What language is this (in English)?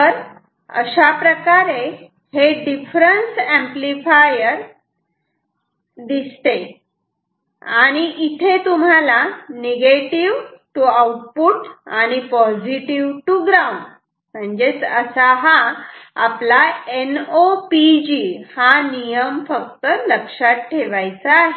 Marathi